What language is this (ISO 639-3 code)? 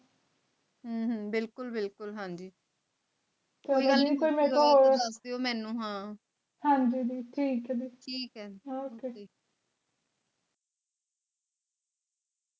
pan